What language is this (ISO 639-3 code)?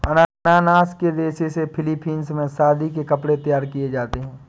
hin